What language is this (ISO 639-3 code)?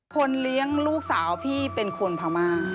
tha